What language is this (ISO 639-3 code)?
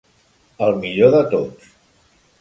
cat